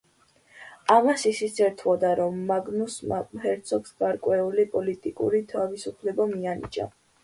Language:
Georgian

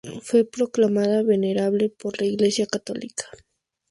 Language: Spanish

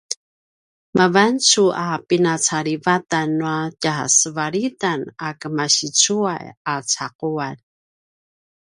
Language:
Paiwan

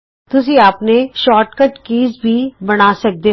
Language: Punjabi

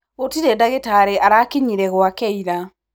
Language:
Kikuyu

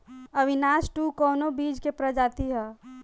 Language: Bhojpuri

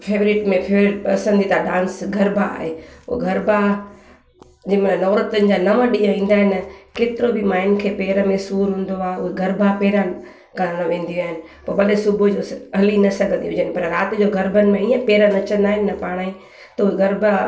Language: Sindhi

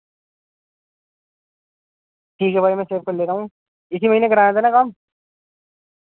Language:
Urdu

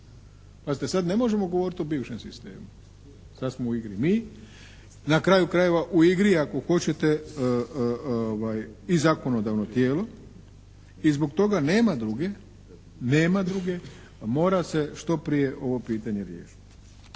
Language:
Croatian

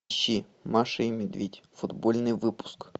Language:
Russian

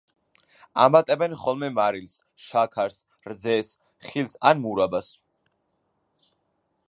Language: Georgian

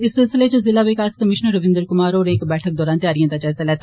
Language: Dogri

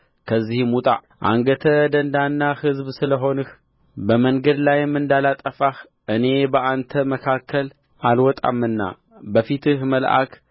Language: Amharic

